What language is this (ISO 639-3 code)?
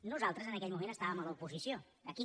cat